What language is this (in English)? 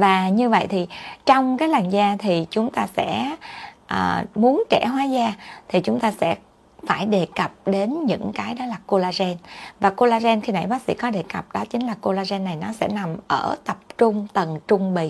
Vietnamese